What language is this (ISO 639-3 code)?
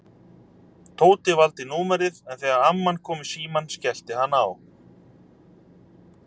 isl